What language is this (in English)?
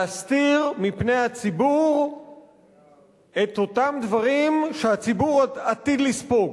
Hebrew